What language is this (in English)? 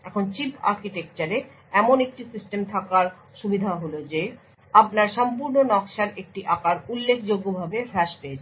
Bangla